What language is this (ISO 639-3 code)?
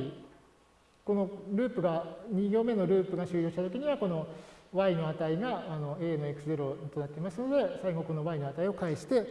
jpn